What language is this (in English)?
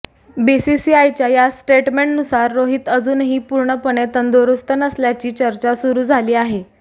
Marathi